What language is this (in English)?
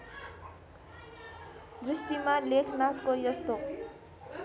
Nepali